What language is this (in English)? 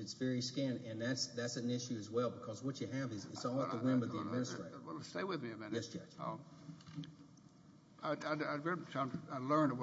English